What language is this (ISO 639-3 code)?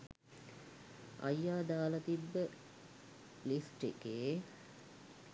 sin